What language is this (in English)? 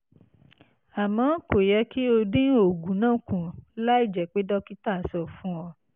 Yoruba